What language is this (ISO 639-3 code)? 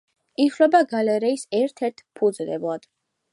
kat